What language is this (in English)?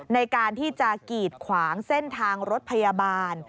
Thai